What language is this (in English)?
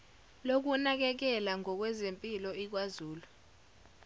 Zulu